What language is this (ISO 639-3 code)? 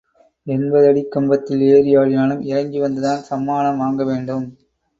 tam